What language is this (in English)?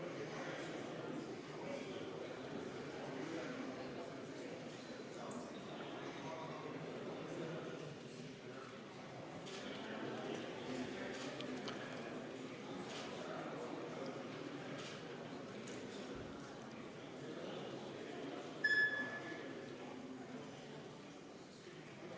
Estonian